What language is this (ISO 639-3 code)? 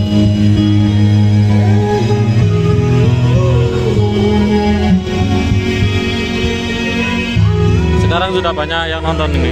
ind